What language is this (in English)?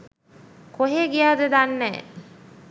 Sinhala